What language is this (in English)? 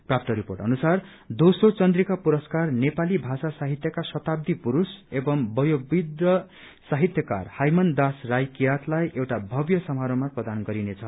Nepali